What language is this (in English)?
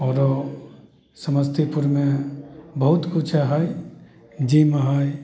Maithili